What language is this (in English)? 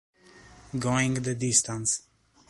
Italian